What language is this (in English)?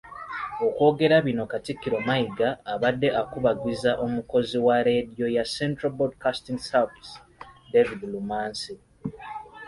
Ganda